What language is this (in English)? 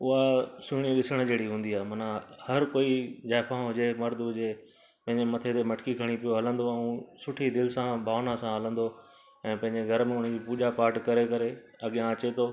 Sindhi